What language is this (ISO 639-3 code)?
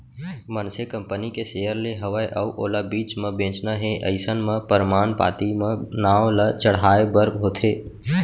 hne